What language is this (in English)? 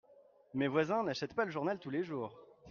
French